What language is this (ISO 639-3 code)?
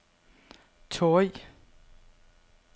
dan